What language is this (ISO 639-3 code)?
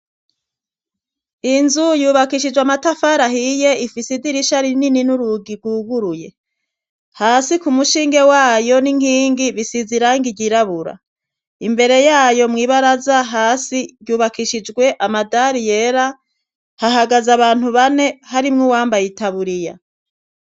run